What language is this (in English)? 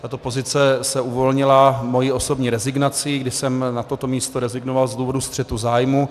Czech